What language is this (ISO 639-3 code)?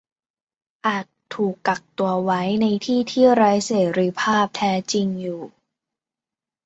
tha